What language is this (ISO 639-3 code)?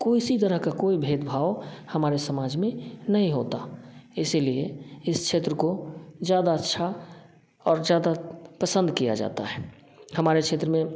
hin